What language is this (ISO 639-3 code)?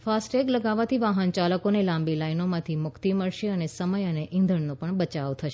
guj